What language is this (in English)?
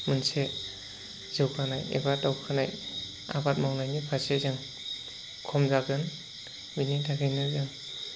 Bodo